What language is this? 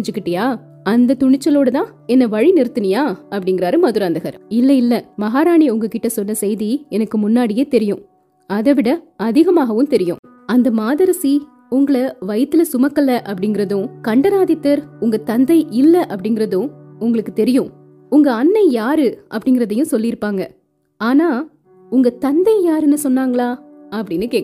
Tamil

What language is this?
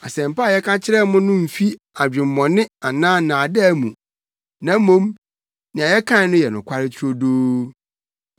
Akan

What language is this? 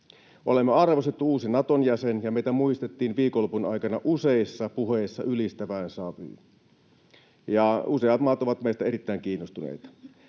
Finnish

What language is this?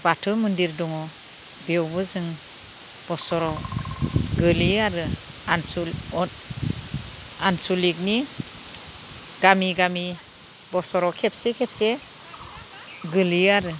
Bodo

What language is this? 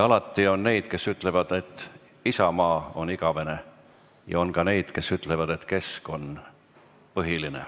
Estonian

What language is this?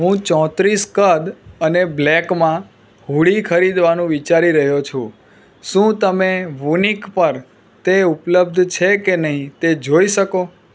Gujarati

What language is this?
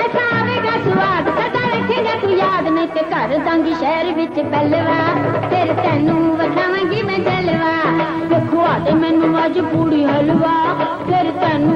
Punjabi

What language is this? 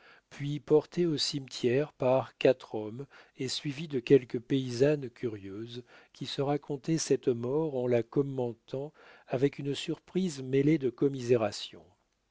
French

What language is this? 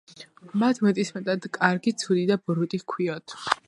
Georgian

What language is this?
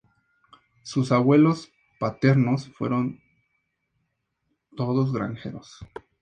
Spanish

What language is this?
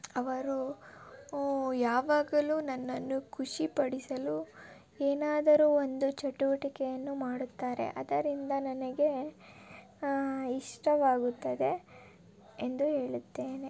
Kannada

